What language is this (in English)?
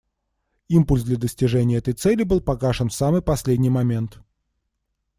Russian